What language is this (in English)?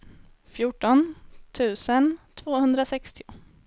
Swedish